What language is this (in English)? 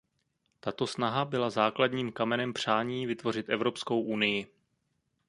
Czech